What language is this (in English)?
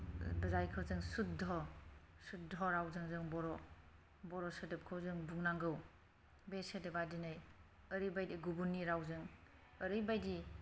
Bodo